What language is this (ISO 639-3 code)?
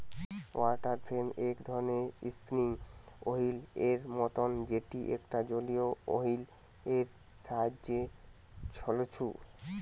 ben